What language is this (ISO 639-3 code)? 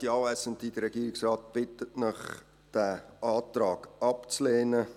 gsw